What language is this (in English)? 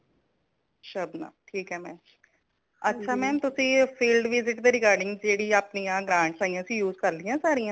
Punjabi